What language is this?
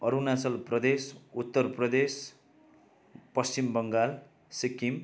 Nepali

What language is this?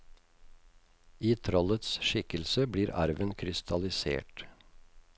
Norwegian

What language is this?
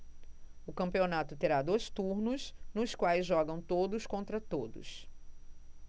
Portuguese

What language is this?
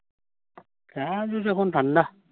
Bangla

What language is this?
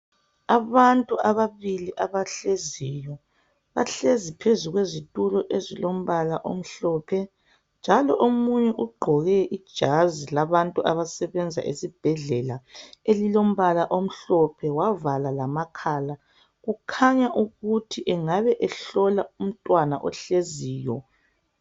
North Ndebele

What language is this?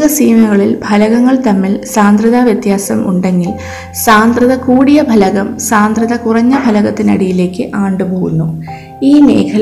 Malayalam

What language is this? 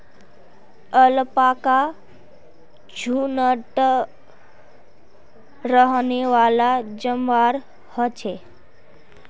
Magahi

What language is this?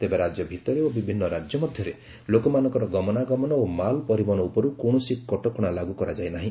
Odia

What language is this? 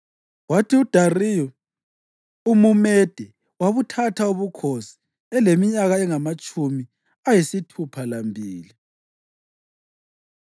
North Ndebele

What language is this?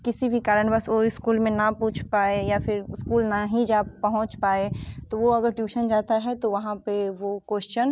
Hindi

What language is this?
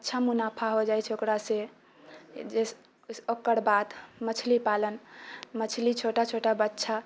Maithili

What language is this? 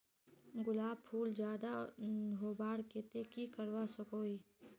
Magahi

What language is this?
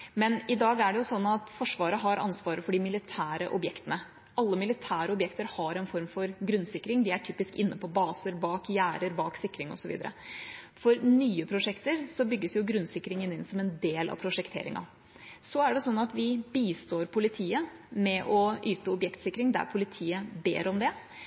Norwegian Bokmål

